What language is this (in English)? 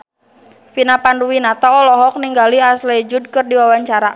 Sundanese